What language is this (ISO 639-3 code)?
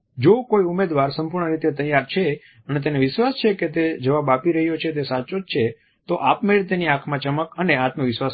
guj